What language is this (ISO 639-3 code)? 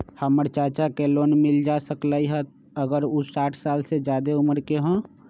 mag